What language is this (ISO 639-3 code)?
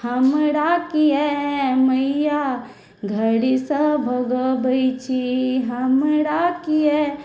mai